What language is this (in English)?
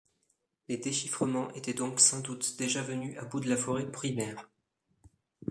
French